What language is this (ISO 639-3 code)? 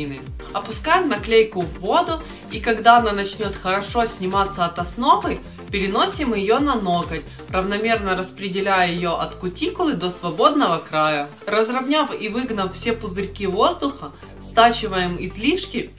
rus